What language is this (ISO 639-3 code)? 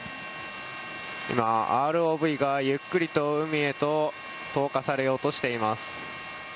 jpn